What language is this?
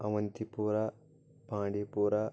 Kashmiri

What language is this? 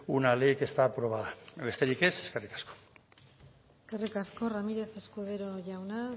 Basque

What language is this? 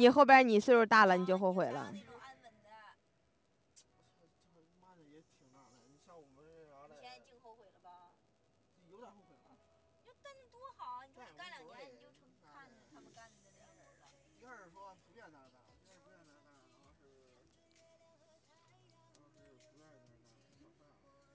Chinese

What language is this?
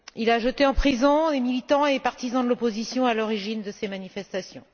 French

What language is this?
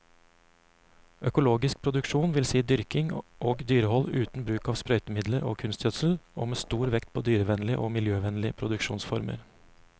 Norwegian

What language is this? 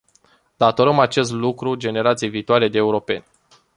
Romanian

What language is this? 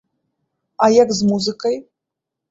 Belarusian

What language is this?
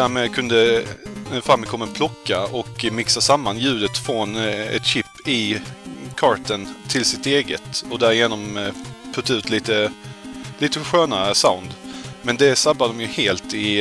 Swedish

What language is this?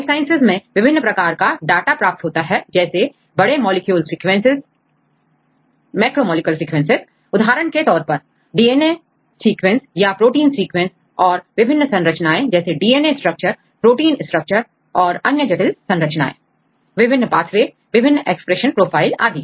Hindi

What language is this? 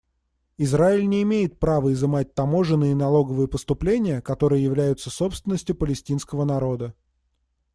Russian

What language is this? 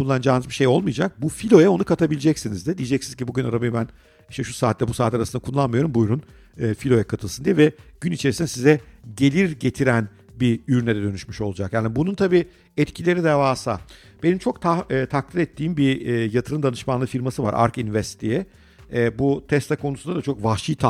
Turkish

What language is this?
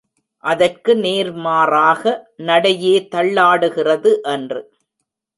Tamil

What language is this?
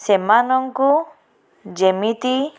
Odia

